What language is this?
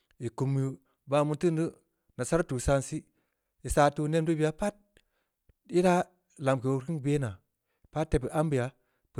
Samba Leko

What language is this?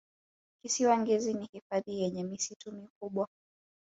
Swahili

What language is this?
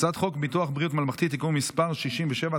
Hebrew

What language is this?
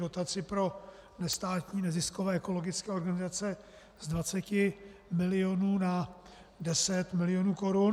Czech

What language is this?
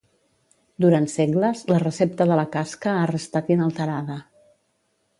Catalan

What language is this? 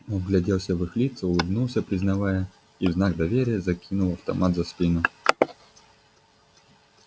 Russian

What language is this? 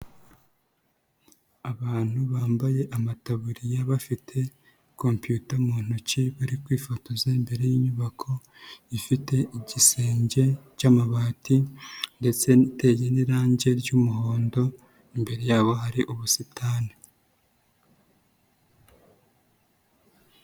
Kinyarwanda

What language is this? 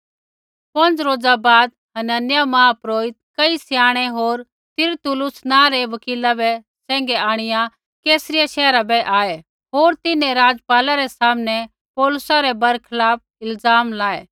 Kullu Pahari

